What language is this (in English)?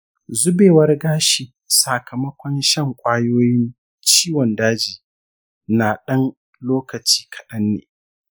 Hausa